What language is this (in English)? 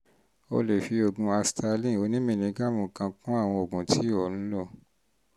Yoruba